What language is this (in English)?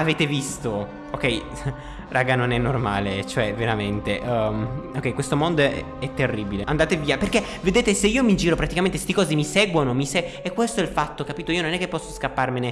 Italian